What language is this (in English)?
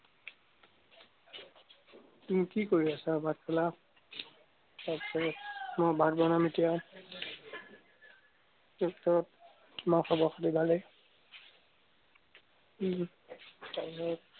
Assamese